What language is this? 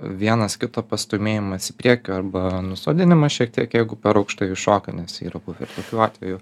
Lithuanian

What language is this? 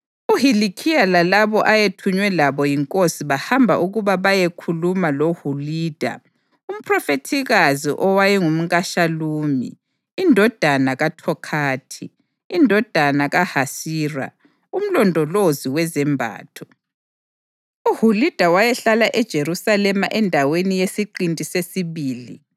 North Ndebele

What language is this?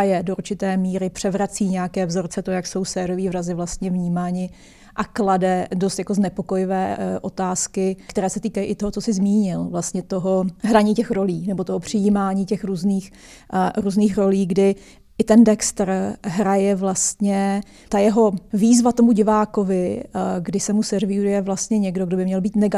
Czech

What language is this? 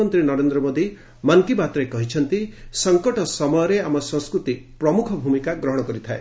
Odia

